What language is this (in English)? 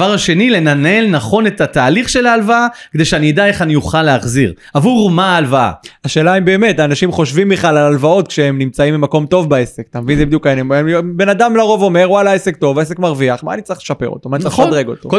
Hebrew